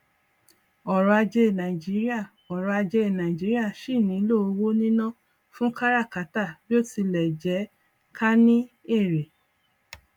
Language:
Yoruba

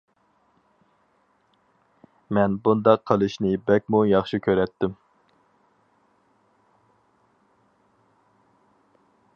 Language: Uyghur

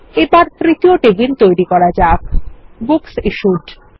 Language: Bangla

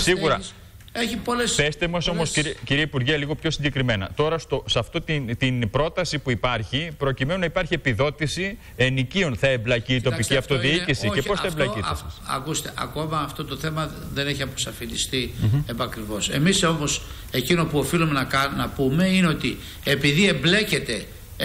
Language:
Greek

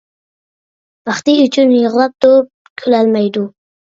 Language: Uyghur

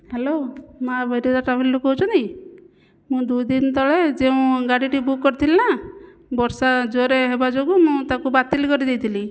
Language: Odia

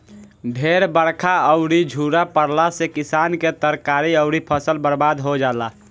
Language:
Bhojpuri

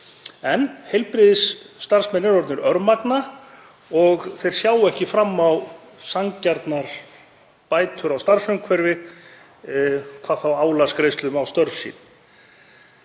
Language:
Icelandic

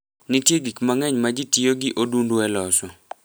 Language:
Luo (Kenya and Tanzania)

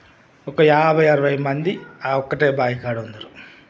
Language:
Telugu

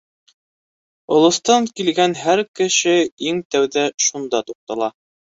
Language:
Bashkir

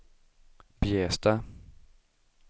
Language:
Swedish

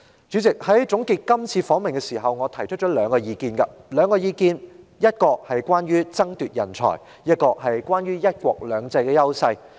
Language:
Cantonese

